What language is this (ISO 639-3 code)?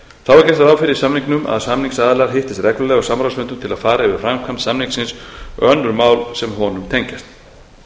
isl